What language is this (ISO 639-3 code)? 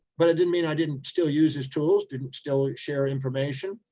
eng